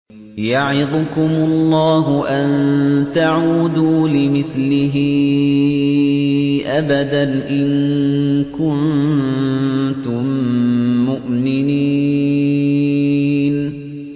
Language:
Arabic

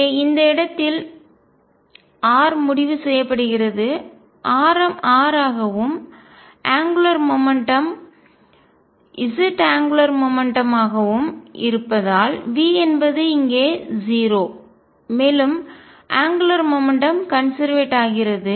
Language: Tamil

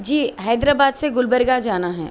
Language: Urdu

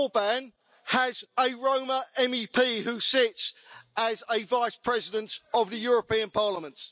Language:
English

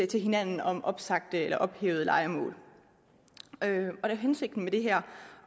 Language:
Danish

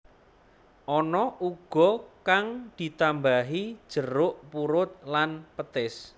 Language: Javanese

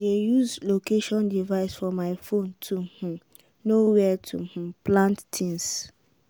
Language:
Nigerian Pidgin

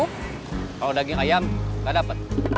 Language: Indonesian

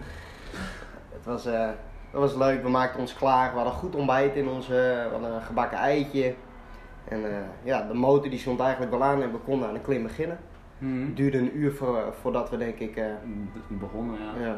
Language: Dutch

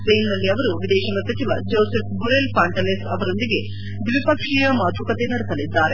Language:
Kannada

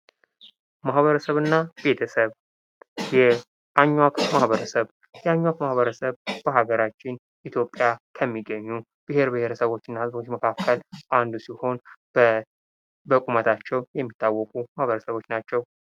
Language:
Amharic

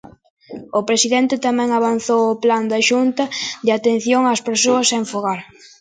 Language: Galician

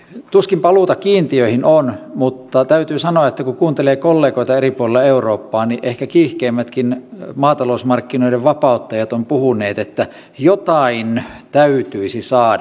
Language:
Finnish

